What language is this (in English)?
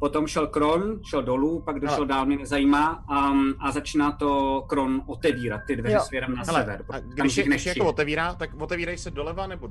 Czech